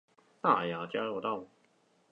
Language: Chinese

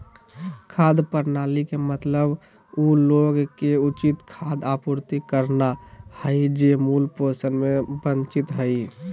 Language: Magahi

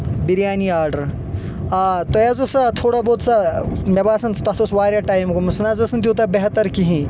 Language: Kashmiri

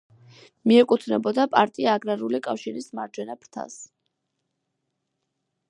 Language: Georgian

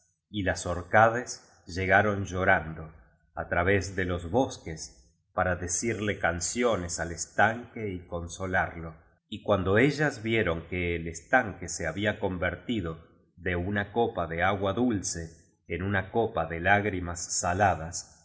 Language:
Spanish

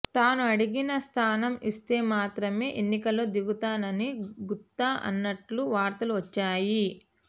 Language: Telugu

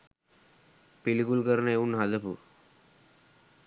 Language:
Sinhala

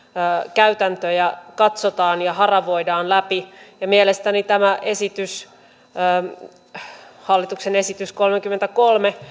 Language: Finnish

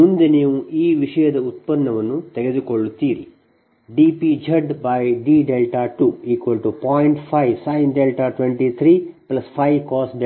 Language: Kannada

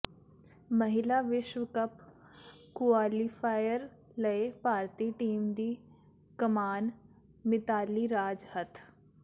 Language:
Punjabi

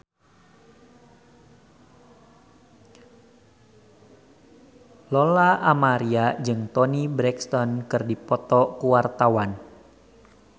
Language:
Sundanese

